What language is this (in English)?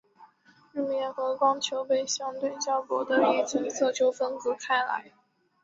Chinese